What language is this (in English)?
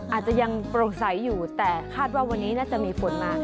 Thai